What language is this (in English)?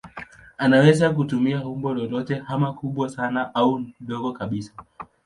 Swahili